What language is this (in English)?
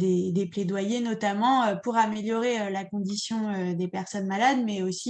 French